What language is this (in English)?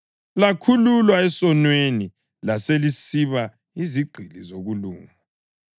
North Ndebele